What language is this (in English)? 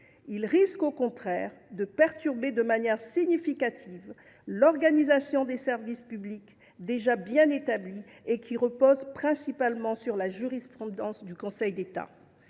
French